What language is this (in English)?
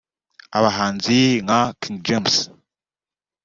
Kinyarwanda